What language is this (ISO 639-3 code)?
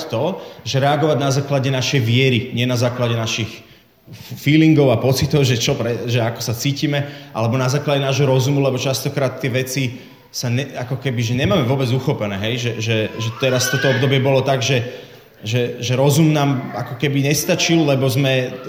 slk